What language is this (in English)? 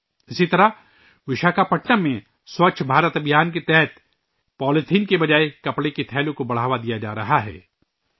Urdu